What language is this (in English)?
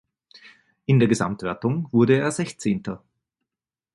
German